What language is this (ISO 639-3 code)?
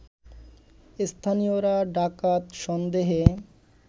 ben